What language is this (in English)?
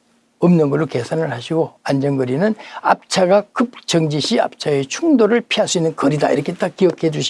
Korean